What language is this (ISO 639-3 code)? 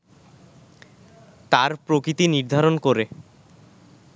ben